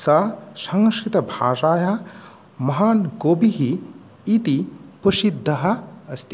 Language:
Sanskrit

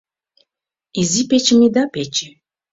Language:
Mari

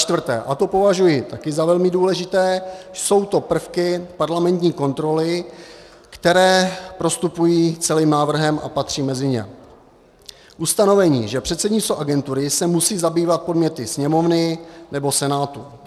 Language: Czech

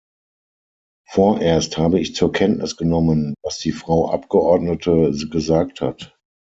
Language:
German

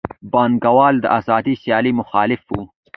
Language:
Pashto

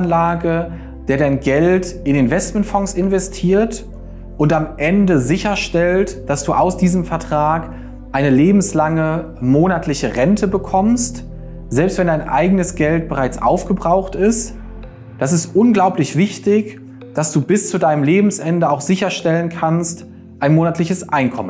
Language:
German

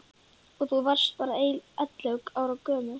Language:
Icelandic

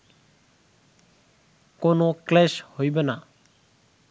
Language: Bangla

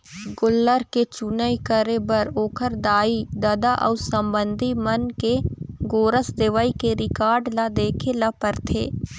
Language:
Chhattisgarhi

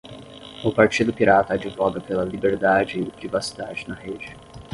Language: Portuguese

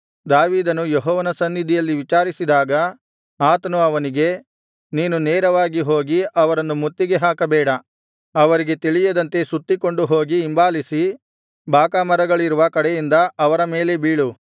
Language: Kannada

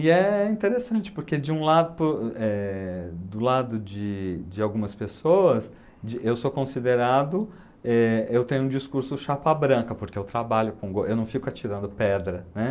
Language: Portuguese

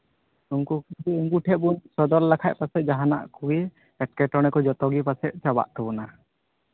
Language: Santali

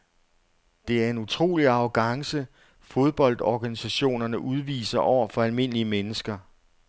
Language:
Danish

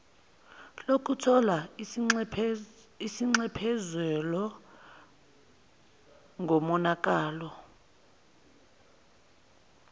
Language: Zulu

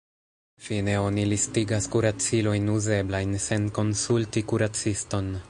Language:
Esperanto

